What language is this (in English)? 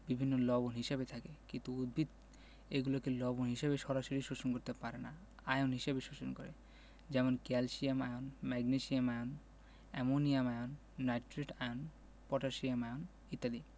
Bangla